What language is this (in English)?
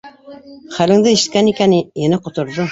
Bashkir